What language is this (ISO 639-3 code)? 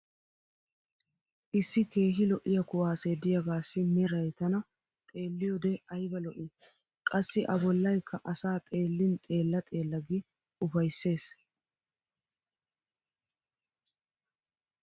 wal